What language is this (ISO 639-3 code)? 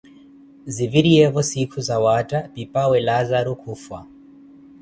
eko